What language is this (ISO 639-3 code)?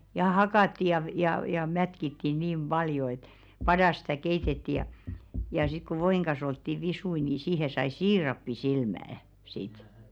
fin